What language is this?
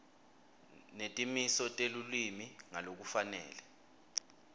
Swati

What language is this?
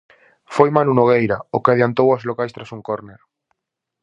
Galician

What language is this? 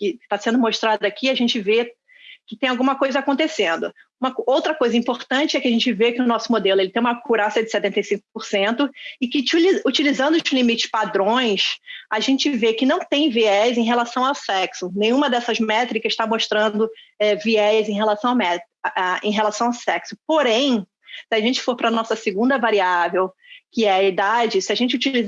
Portuguese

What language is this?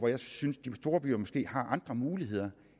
Danish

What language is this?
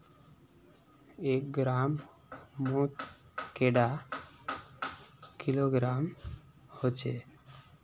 Magahi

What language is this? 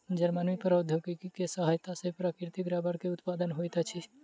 Maithili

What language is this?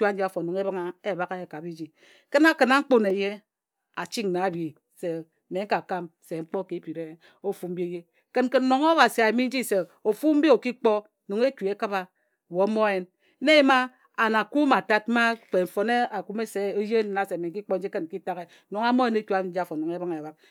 Ejagham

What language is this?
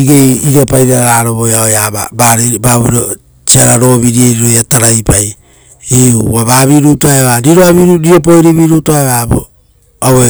Rotokas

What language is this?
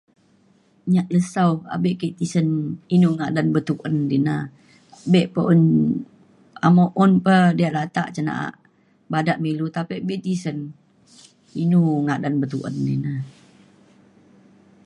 Mainstream Kenyah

